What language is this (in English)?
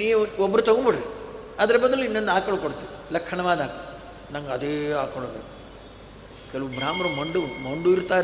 Kannada